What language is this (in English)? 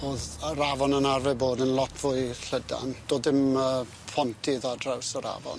Welsh